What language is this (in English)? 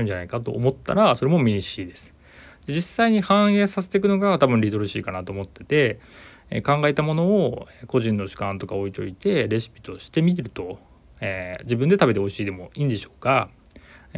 Japanese